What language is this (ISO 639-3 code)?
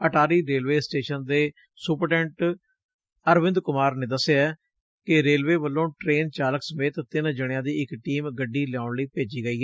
pan